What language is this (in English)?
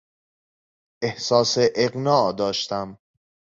Persian